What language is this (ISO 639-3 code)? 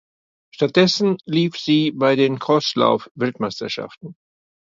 deu